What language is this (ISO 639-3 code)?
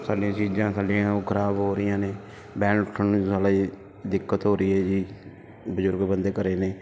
pan